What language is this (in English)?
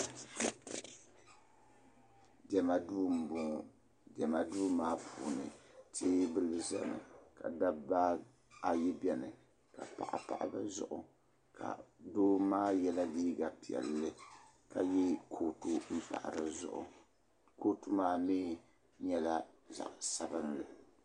Dagbani